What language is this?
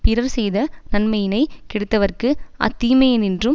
Tamil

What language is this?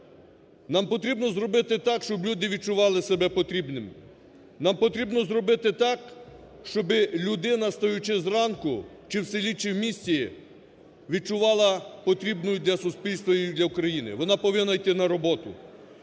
Ukrainian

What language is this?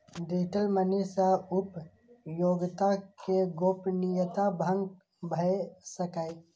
Maithili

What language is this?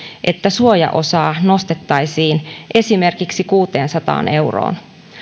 Finnish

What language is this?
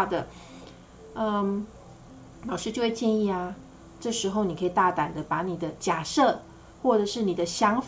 Chinese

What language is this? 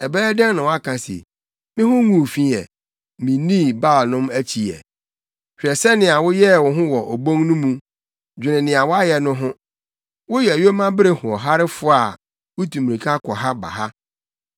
Akan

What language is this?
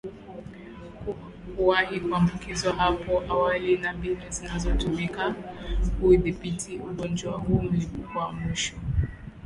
Swahili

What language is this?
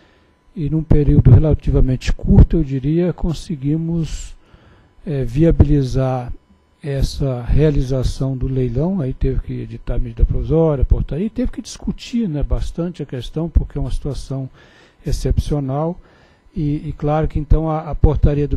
Portuguese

